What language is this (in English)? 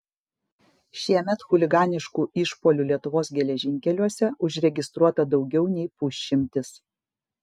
Lithuanian